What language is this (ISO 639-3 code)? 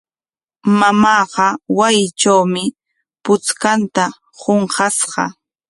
qwa